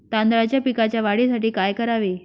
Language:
Marathi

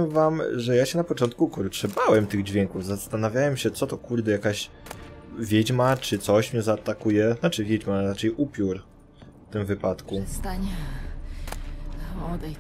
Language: Polish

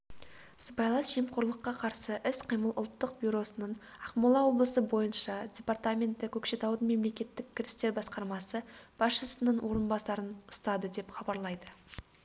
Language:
Kazakh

